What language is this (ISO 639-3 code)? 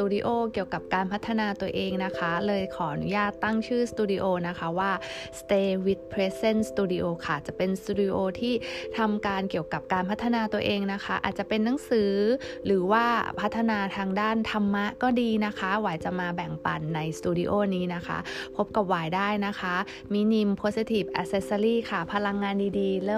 tha